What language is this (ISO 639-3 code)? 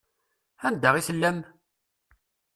kab